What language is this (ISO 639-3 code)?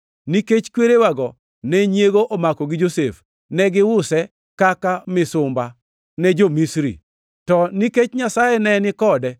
luo